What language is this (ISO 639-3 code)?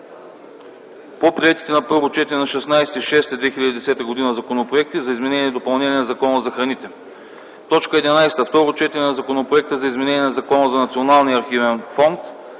bul